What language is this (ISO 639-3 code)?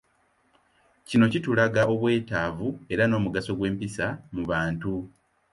lug